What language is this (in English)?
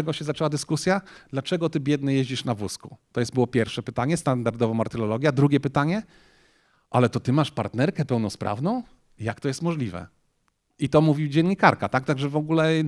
Polish